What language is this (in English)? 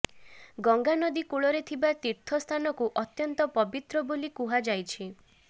Odia